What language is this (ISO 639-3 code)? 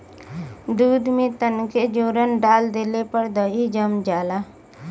bho